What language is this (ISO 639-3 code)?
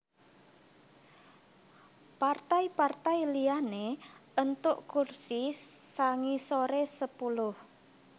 jav